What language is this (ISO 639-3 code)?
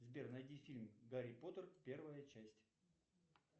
rus